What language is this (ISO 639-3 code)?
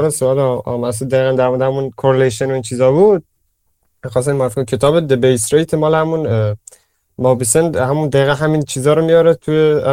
fas